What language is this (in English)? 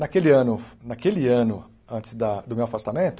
Portuguese